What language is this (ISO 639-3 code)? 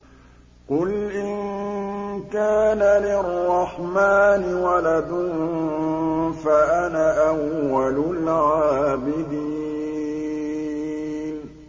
ara